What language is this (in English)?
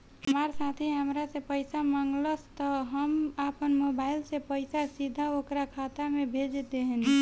Bhojpuri